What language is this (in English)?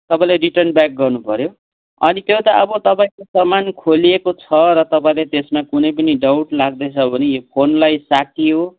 Nepali